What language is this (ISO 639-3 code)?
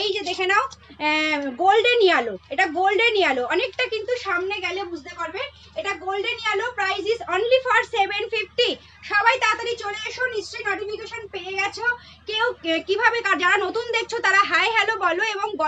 hin